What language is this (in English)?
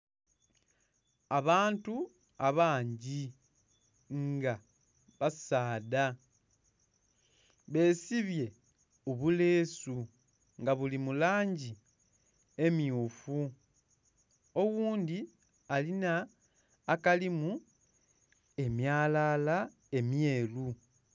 Soga